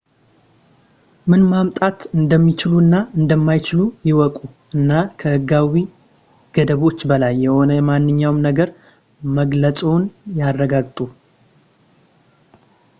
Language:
Amharic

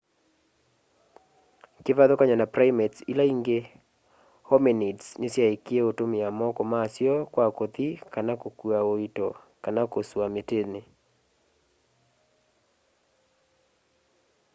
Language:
Kamba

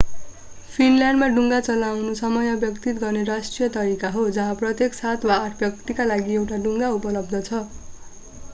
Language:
Nepali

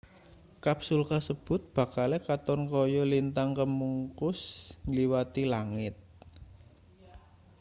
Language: Javanese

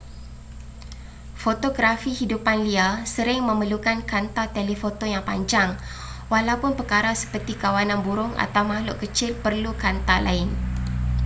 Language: Malay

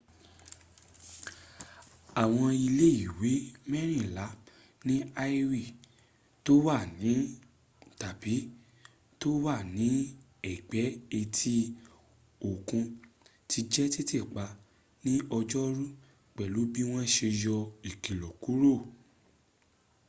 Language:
Yoruba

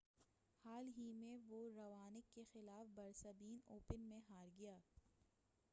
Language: Urdu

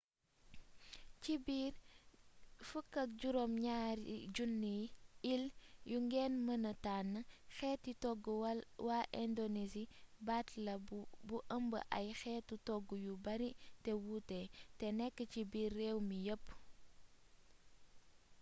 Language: Wolof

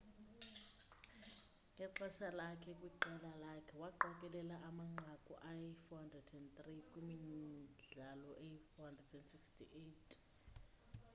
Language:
Xhosa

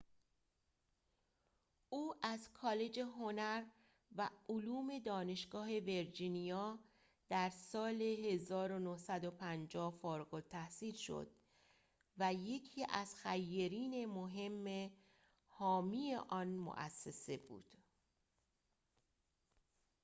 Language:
Persian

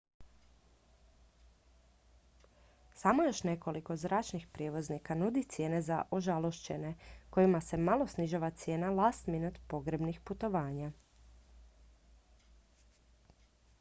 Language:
Croatian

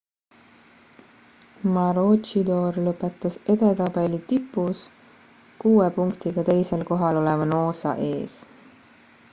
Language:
Estonian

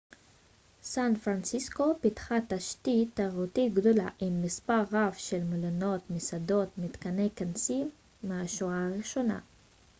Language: Hebrew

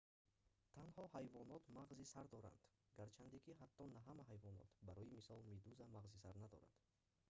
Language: Tajik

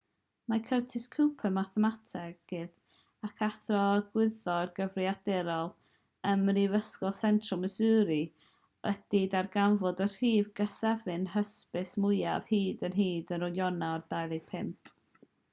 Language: Welsh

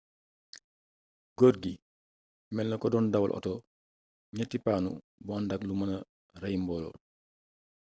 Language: Wolof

